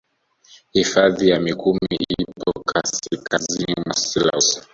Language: Swahili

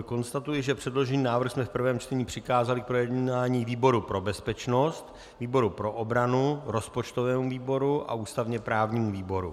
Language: Czech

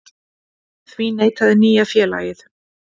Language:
Icelandic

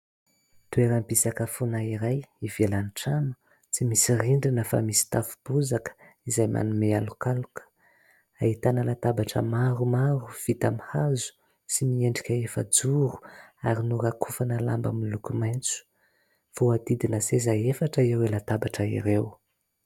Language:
Malagasy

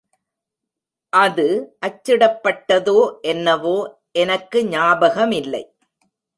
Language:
Tamil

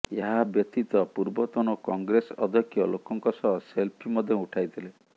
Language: Odia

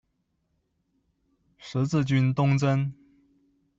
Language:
Chinese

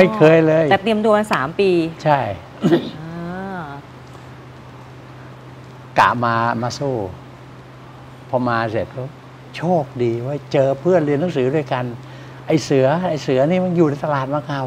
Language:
Thai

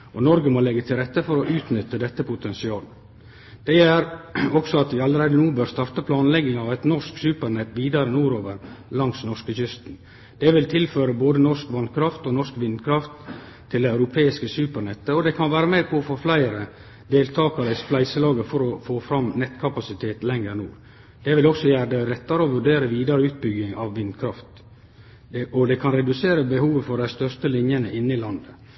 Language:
Norwegian Nynorsk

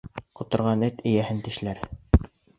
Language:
Bashkir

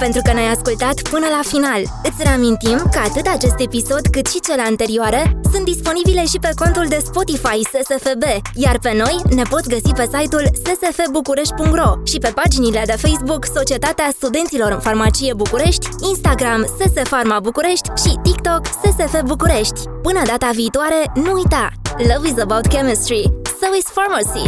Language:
Romanian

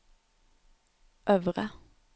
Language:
Norwegian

